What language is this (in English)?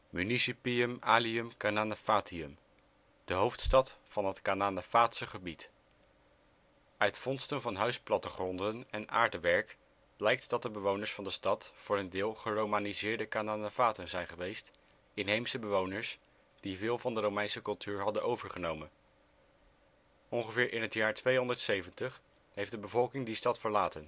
Dutch